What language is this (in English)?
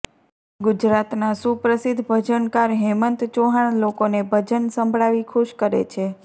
Gujarati